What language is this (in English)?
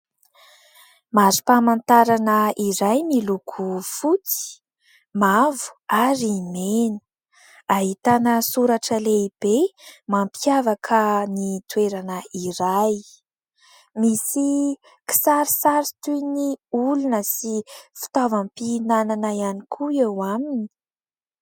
Malagasy